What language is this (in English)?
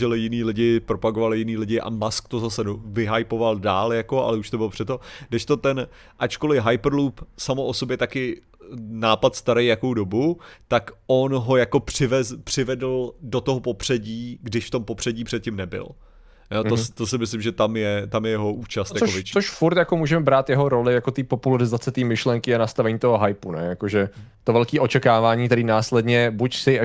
Czech